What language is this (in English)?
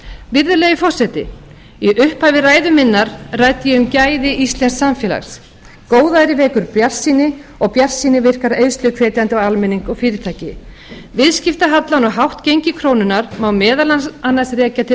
Icelandic